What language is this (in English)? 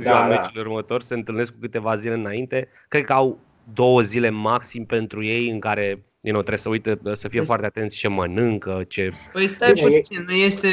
Romanian